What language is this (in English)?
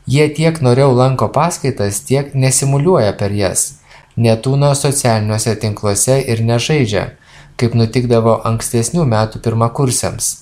Lithuanian